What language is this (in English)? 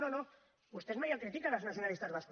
Catalan